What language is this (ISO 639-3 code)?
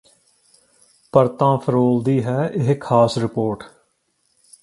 pan